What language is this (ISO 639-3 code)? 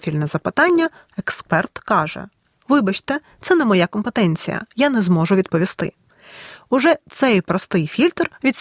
ukr